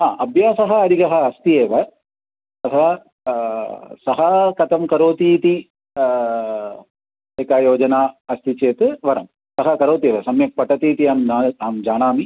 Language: Sanskrit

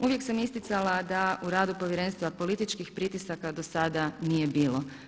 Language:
Croatian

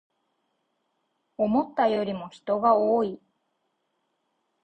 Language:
Japanese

